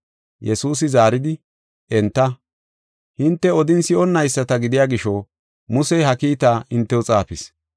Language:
Gofa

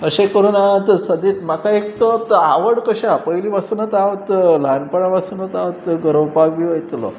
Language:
Konkani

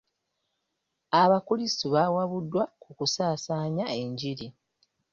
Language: Ganda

